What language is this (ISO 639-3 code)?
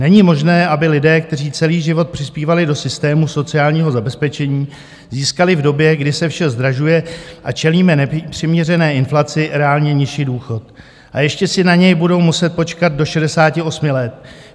ces